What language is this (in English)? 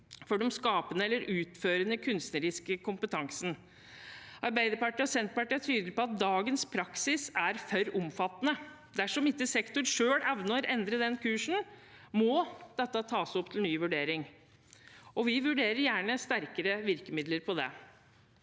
Norwegian